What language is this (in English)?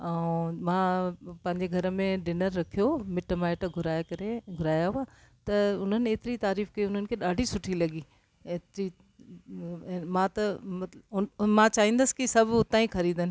Sindhi